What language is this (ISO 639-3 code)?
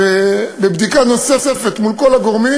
heb